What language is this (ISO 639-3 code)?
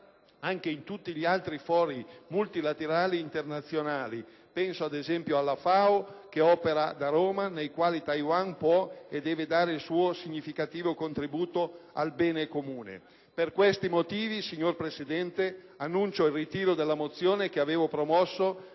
ita